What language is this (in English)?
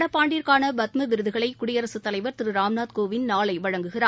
Tamil